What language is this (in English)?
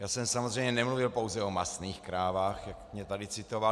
Czech